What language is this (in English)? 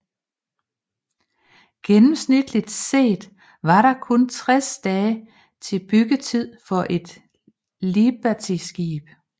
Danish